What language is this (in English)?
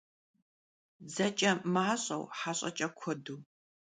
Kabardian